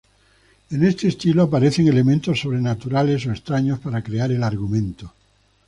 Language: Spanish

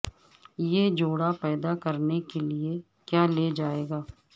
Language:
Urdu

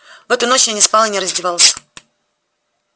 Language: Russian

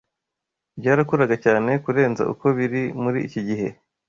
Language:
Kinyarwanda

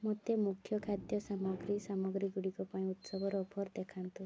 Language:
Odia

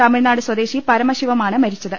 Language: Malayalam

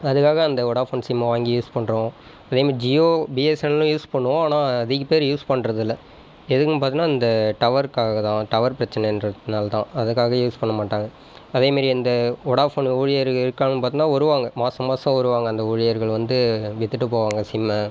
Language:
Tamil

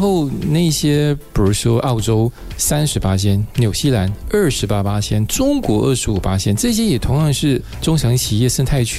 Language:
Chinese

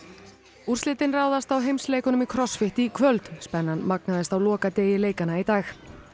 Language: Icelandic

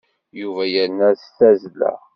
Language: Kabyle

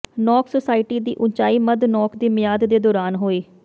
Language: Punjabi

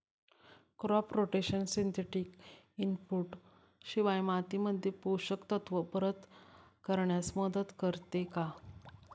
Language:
Marathi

